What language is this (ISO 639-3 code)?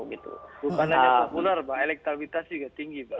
ind